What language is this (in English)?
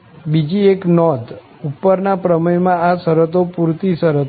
Gujarati